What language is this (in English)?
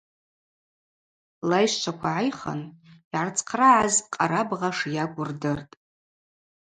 Abaza